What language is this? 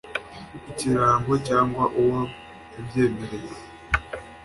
Kinyarwanda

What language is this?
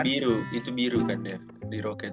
Indonesian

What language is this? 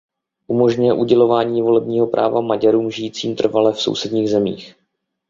Czech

